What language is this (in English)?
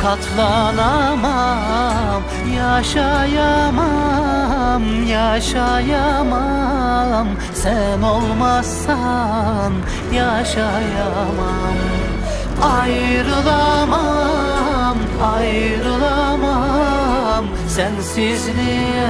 Turkish